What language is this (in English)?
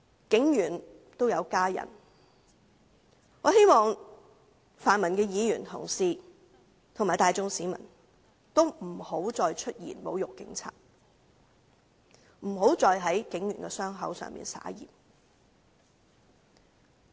Cantonese